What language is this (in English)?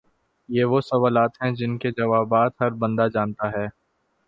Urdu